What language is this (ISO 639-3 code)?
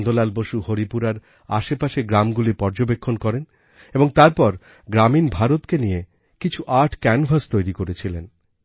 ben